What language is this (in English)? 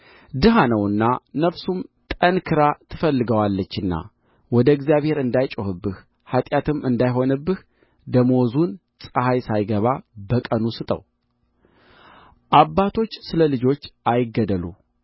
Amharic